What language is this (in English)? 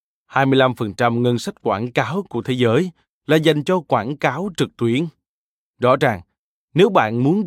Vietnamese